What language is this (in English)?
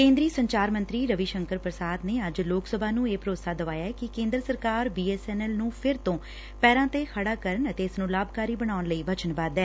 Punjabi